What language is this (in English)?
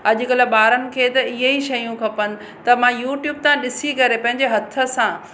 Sindhi